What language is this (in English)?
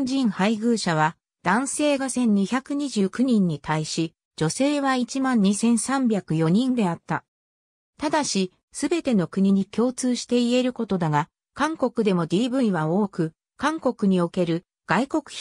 Japanese